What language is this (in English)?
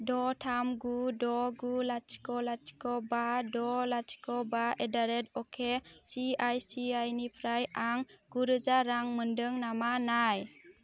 Bodo